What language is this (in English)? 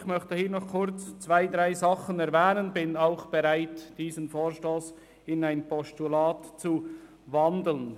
Swiss German